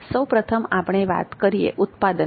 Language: Gujarati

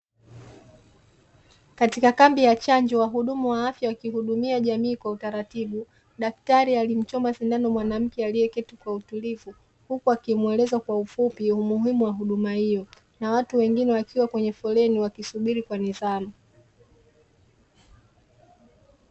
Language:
Swahili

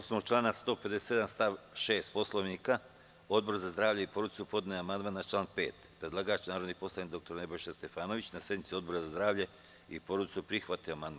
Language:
Serbian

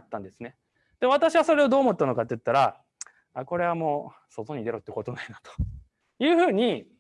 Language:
Japanese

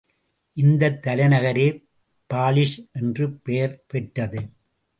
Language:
Tamil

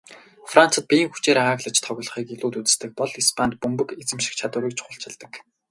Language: Mongolian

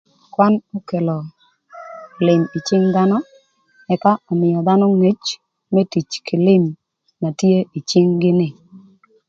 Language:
Thur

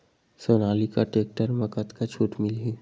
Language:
Chhattisgarhi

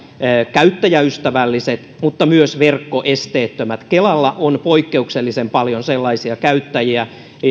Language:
Finnish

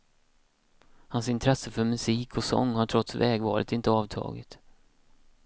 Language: Swedish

